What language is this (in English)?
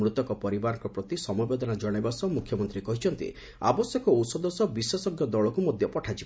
Odia